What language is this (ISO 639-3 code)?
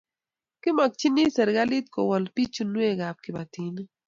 kln